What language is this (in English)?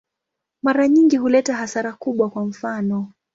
Swahili